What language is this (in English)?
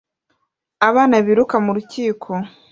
Kinyarwanda